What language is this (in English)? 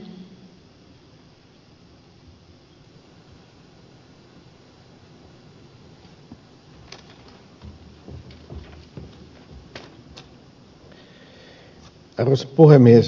Finnish